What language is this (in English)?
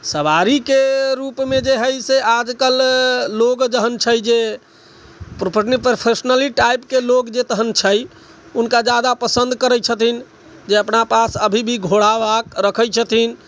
Maithili